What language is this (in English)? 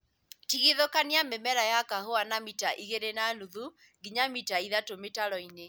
Kikuyu